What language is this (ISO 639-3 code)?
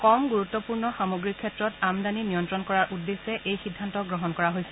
asm